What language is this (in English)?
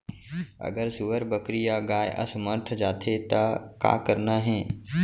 Chhattisgarhi